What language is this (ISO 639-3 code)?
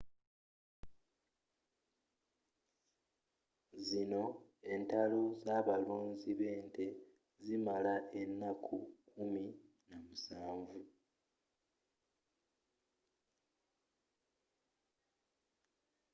lug